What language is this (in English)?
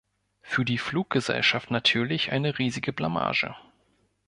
German